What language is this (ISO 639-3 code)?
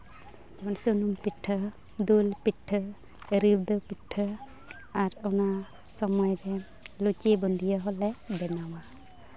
sat